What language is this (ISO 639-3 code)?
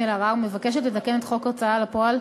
heb